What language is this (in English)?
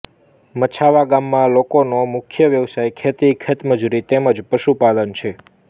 Gujarati